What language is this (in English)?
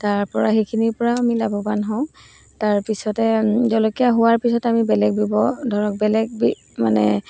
Assamese